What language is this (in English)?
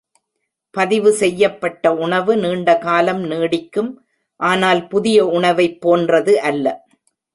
Tamil